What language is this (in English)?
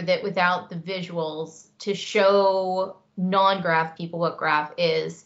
English